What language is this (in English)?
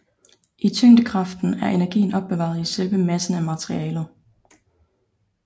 Danish